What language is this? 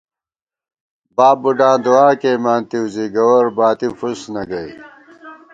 Gawar-Bati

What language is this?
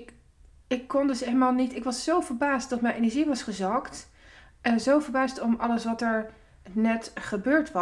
Dutch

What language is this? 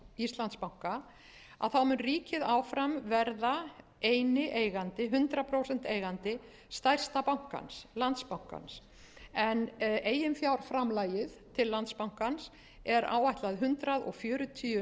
Icelandic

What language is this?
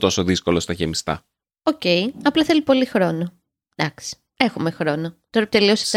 Greek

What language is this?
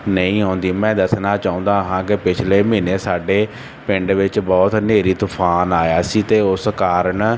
Punjabi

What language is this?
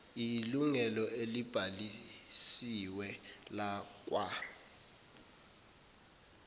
Zulu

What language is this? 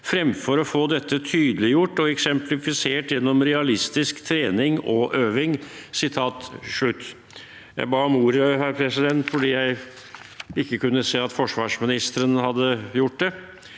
Norwegian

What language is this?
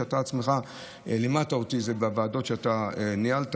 Hebrew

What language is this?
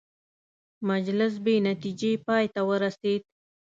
Pashto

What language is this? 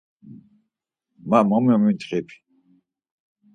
Laz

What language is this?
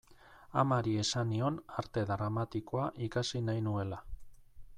Basque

